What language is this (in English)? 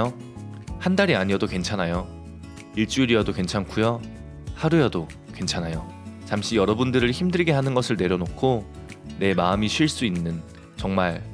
Korean